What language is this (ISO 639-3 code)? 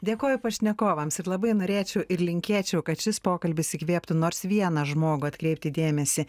lit